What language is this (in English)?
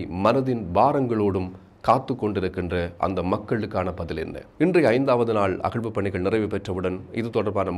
Thai